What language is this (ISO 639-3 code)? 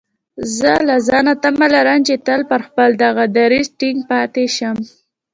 pus